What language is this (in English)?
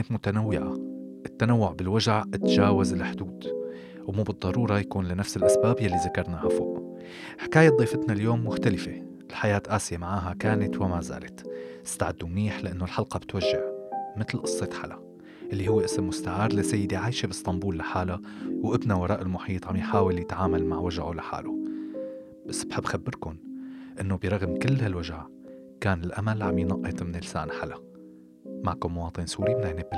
Arabic